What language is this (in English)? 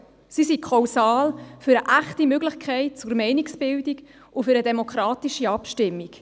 Swiss German